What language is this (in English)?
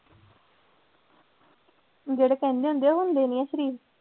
Punjabi